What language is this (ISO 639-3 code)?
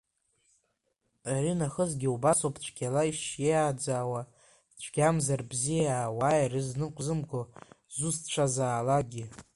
abk